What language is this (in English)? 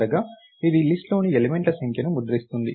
Telugu